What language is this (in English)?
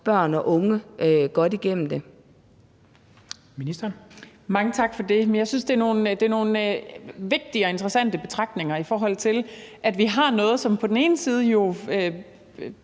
Danish